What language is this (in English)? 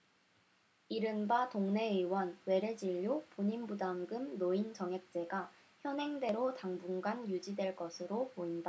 Korean